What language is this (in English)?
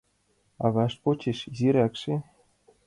Mari